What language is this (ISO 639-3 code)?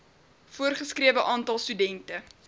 afr